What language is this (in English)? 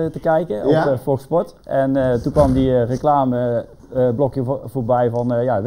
Dutch